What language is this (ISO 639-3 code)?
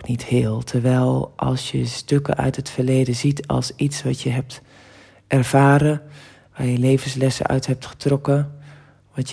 nld